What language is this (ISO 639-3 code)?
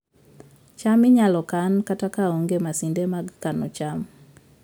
luo